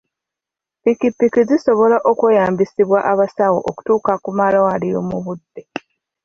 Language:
Ganda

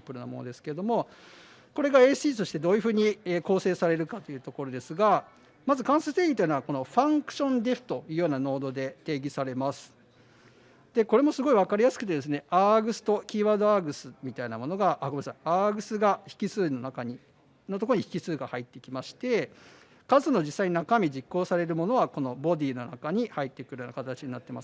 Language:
Japanese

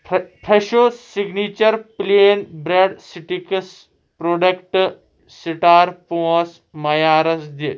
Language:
Kashmiri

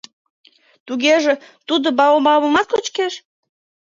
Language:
Mari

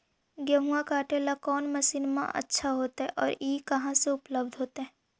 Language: Magahi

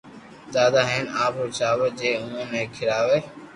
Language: Loarki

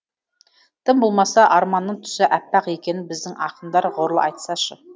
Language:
Kazakh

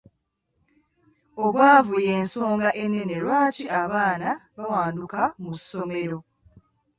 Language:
Ganda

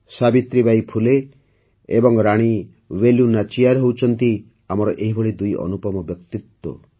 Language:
Odia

